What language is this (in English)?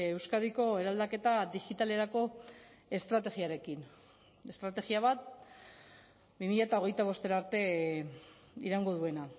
Basque